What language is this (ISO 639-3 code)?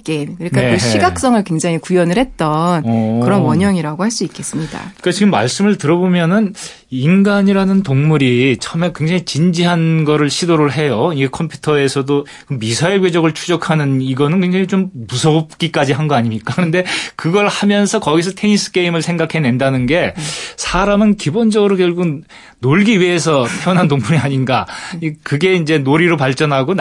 kor